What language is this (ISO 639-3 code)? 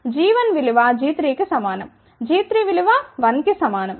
tel